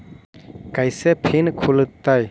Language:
Magahi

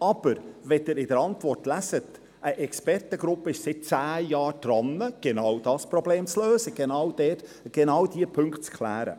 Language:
Swiss German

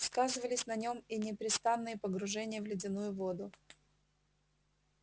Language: Russian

